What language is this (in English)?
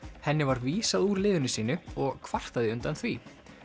Icelandic